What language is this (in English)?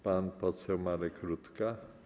Polish